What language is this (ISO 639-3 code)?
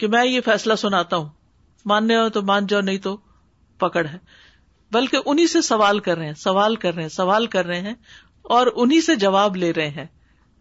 urd